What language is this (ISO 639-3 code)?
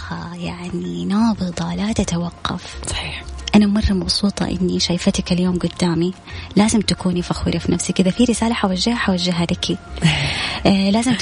ara